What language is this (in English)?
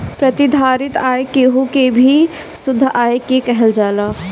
Bhojpuri